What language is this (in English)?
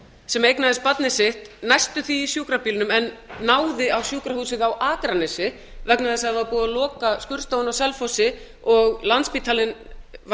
Icelandic